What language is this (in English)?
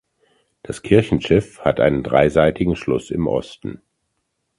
German